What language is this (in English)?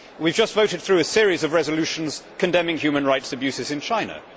English